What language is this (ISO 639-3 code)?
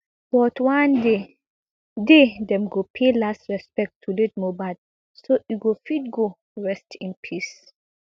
pcm